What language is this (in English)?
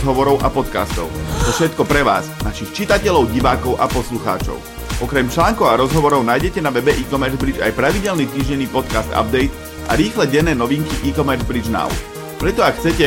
Slovak